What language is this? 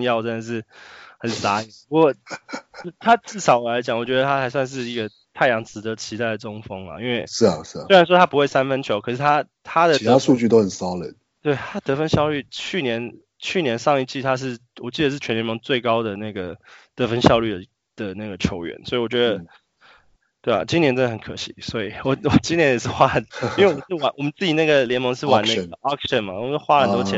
Chinese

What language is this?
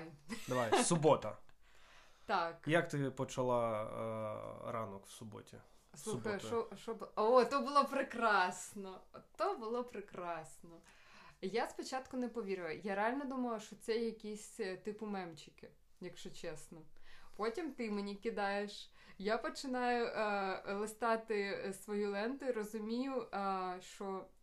Ukrainian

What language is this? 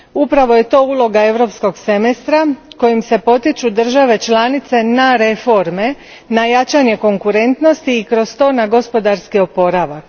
Croatian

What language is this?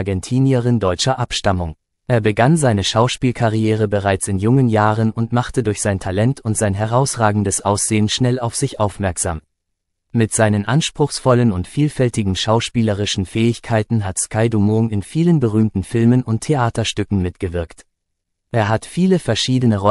German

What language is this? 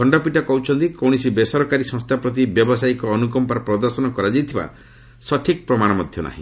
Odia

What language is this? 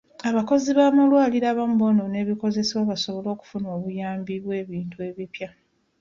Ganda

